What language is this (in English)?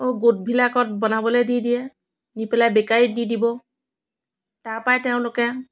Assamese